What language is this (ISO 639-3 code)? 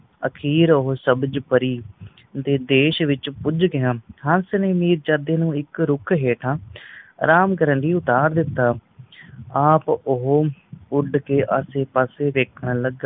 pan